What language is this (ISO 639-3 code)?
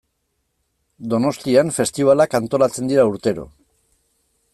eus